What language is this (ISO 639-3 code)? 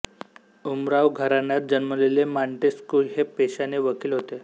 mar